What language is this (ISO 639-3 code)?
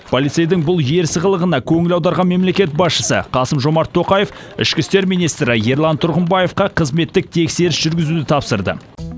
kaz